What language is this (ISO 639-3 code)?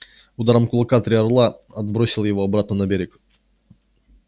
rus